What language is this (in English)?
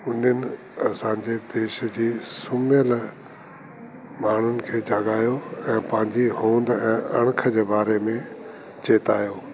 Sindhi